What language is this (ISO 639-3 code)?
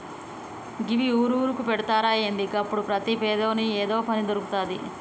tel